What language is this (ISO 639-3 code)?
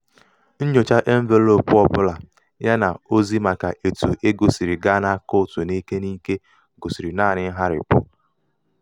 ibo